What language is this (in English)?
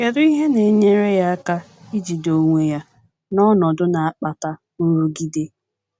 Igbo